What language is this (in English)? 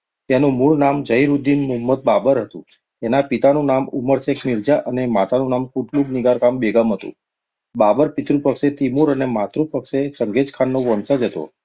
Gujarati